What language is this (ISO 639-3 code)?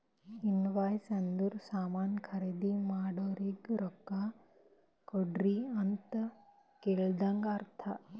kan